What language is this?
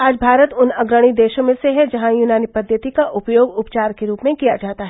Hindi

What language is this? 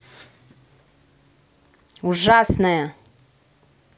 Russian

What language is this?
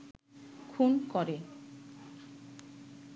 Bangla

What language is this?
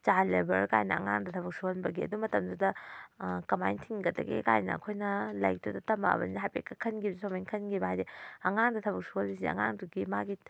Manipuri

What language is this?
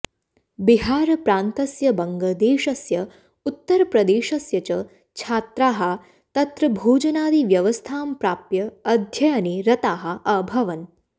Sanskrit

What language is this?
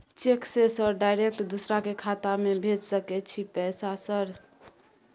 Maithili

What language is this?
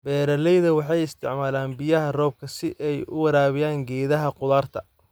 Somali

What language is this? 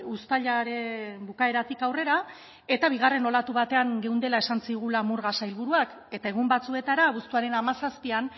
Basque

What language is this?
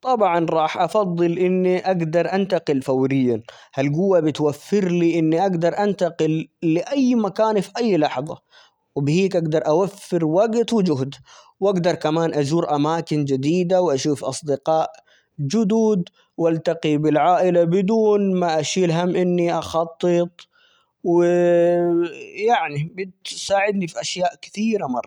Omani Arabic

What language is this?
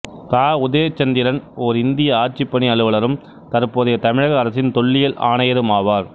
Tamil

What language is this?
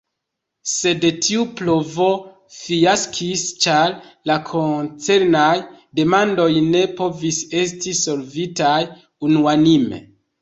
Esperanto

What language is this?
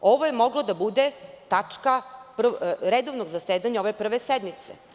Serbian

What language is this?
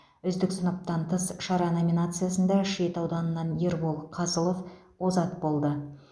Kazakh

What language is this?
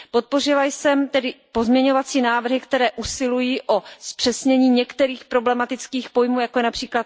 Czech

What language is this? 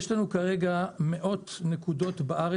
Hebrew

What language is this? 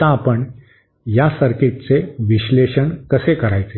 Marathi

